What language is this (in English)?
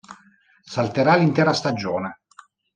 Italian